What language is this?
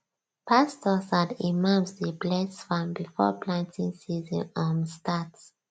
Nigerian Pidgin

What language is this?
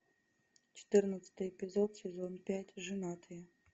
Russian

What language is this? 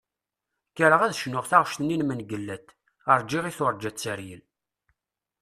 Kabyle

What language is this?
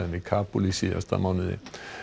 Icelandic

